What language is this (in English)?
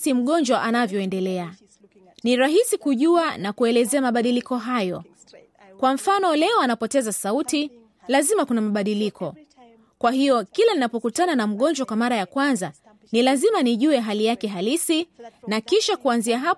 Swahili